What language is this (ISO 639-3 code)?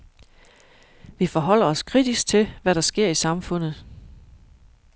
dan